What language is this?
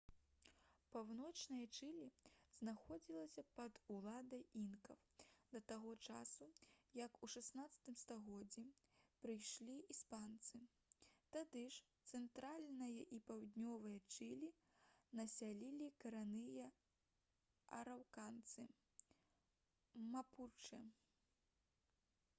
Belarusian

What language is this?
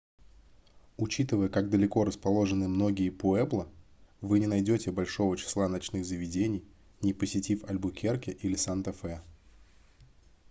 Russian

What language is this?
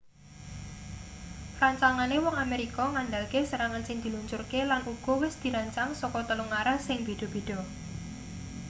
Javanese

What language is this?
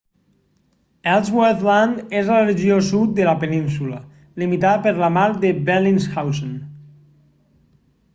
Catalan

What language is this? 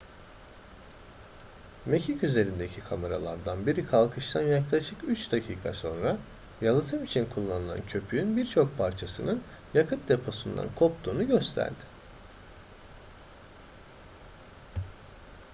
Turkish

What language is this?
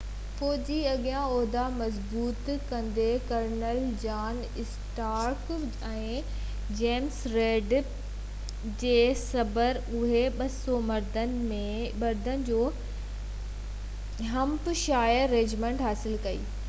Sindhi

